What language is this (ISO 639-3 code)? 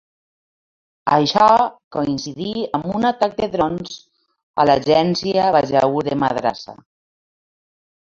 cat